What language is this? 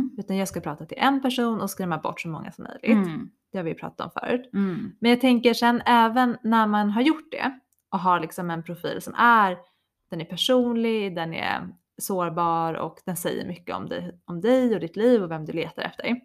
Swedish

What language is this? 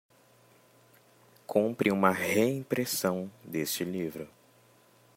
Portuguese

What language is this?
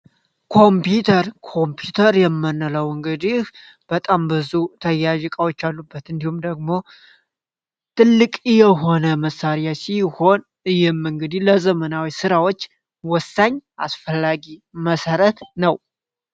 Amharic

